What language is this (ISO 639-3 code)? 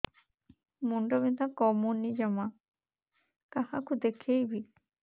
ori